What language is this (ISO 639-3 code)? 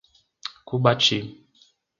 por